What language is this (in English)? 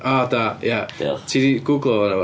Welsh